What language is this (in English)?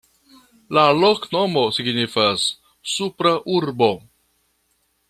Esperanto